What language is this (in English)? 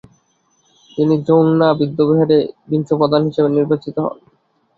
Bangla